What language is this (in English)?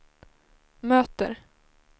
Swedish